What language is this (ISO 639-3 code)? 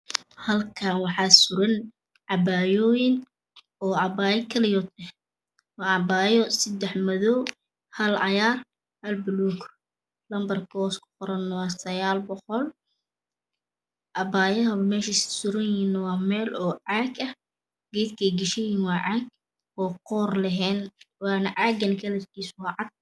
som